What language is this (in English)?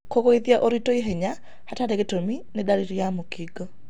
Kikuyu